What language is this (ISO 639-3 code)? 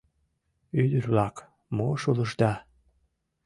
chm